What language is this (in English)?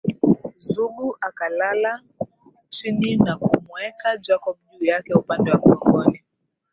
Swahili